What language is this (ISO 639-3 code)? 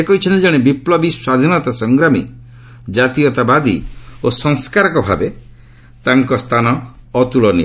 ori